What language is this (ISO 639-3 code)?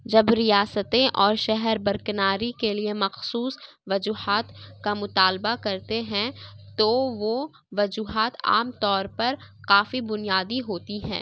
urd